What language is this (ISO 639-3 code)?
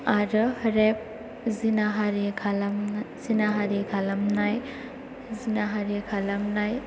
brx